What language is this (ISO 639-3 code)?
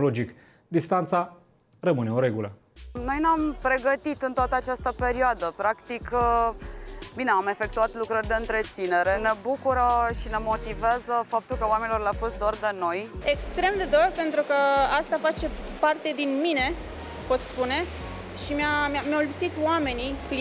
ron